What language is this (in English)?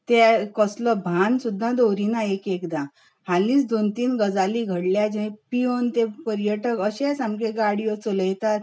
Konkani